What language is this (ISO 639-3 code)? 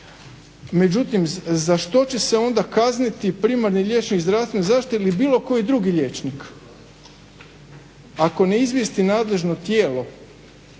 hrv